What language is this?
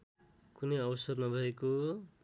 Nepali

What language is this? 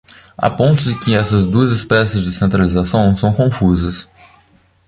Portuguese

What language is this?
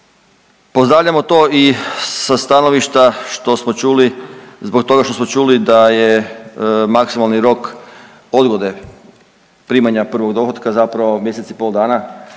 Croatian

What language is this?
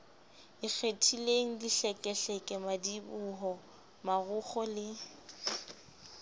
Southern Sotho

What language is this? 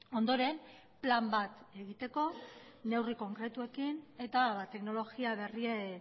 Basque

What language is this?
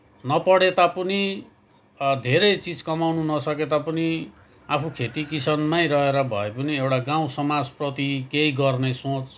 Nepali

